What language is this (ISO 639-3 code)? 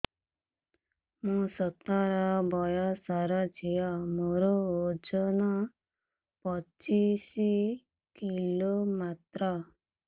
ori